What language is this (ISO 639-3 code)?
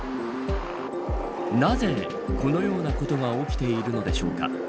jpn